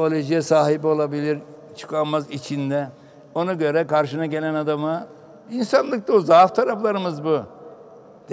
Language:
Turkish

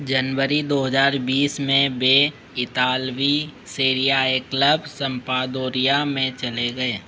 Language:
Hindi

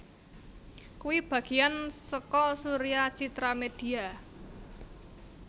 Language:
Javanese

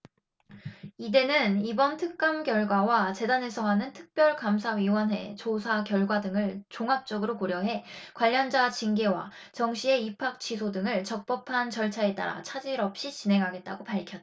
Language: Korean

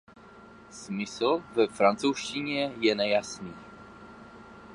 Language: Czech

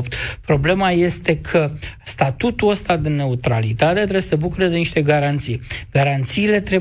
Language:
Romanian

